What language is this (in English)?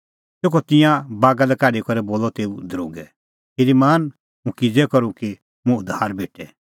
Kullu Pahari